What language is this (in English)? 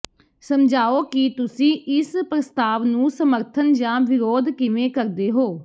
Punjabi